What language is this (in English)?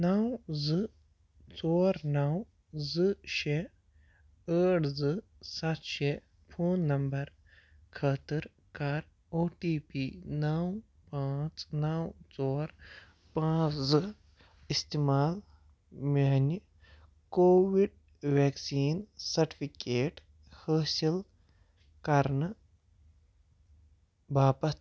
Kashmiri